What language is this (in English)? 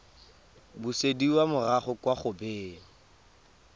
Tswana